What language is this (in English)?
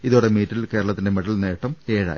Malayalam